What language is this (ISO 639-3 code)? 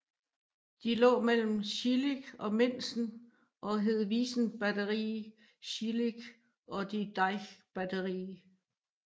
dan